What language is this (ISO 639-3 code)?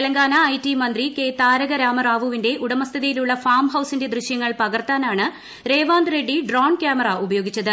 mal